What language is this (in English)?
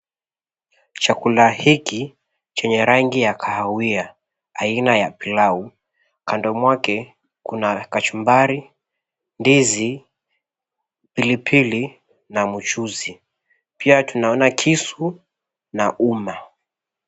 Swahili